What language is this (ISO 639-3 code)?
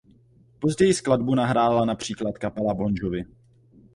ces